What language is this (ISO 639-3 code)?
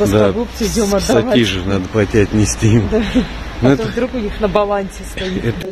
rus